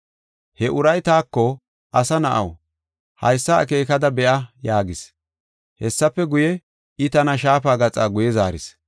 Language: Gofa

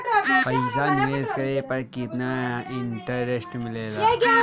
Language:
Bhojpuri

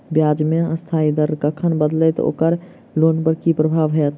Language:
Maithili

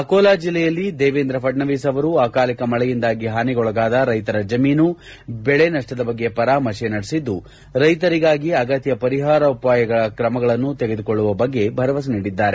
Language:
Kannada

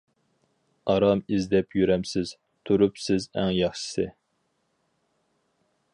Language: Uyghur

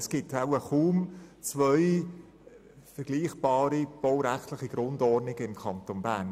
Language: Swiss German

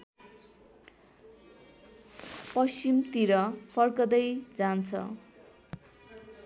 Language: Nepali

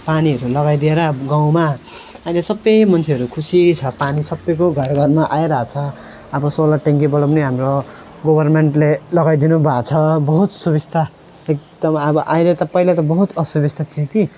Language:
Nepali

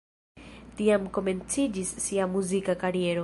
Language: Esperanto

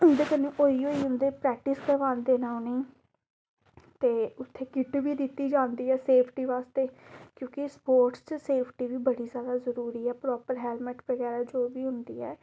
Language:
Dogri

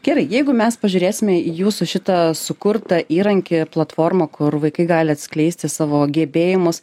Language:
Lithuanian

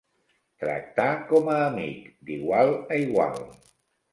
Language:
Catalan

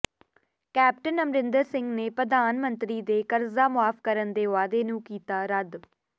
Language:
Punjabi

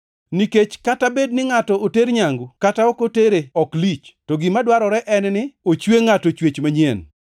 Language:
Luo (Kenya and Tanzania)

